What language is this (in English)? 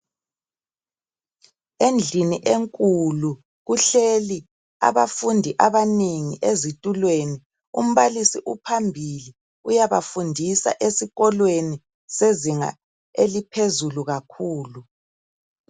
North Ndebele